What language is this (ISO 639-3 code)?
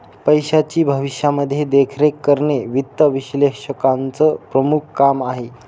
mar